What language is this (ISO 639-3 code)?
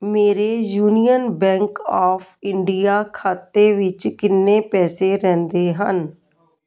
pan